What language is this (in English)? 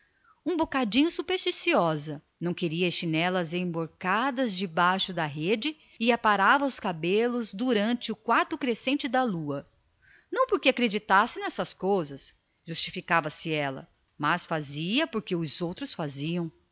Portuguese